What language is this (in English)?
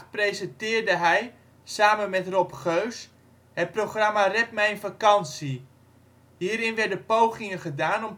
Dutch